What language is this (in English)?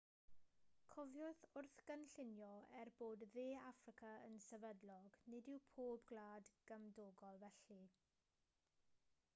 Welsh